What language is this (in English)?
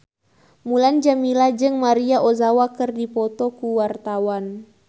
Sundanese